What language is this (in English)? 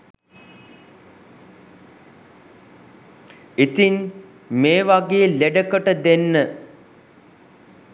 Sinhala